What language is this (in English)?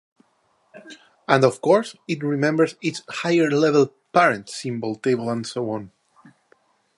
English